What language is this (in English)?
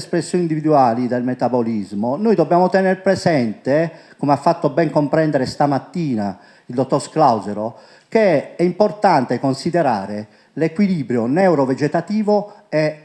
Italian